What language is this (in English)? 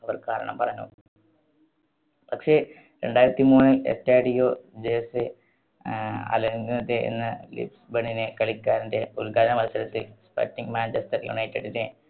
Malayalam